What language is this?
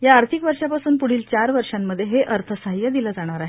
Marathi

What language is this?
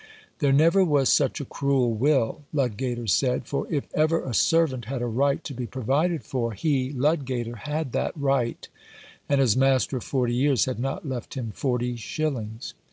English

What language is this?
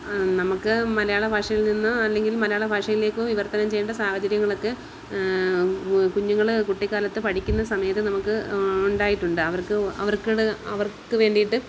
Malayalam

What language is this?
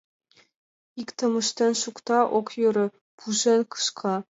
Mari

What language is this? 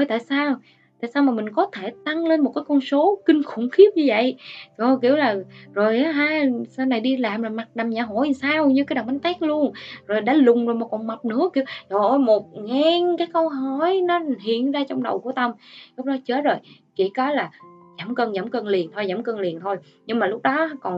Vietnamese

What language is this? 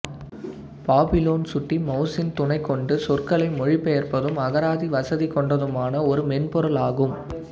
Tamil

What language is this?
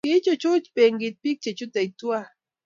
Kalenjin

